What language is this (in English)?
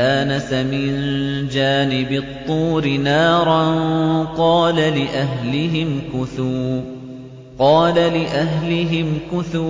Arabic